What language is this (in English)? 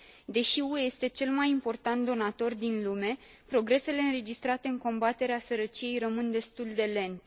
Romanian